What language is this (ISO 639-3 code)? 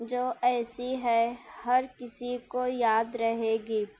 urd